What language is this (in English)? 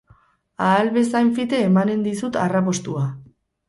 Basque